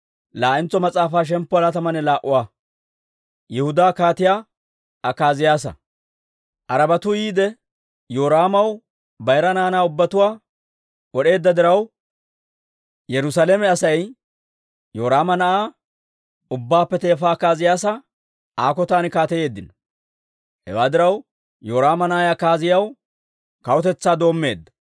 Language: Dawro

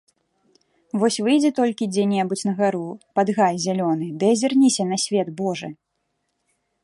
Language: Belarusian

